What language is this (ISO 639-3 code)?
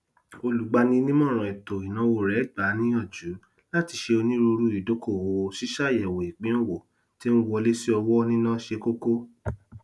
yor